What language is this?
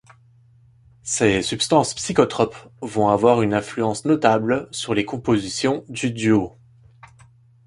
French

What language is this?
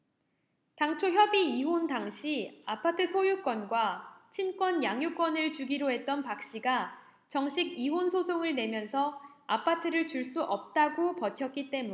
Korean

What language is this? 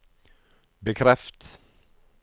Norwegian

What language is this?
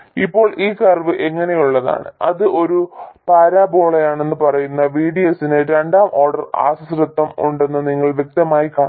Malayalam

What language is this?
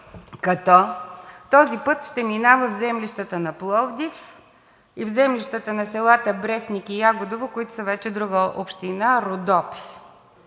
Bulgarian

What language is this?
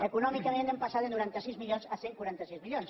Catalan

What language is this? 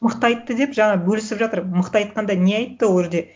Kazakh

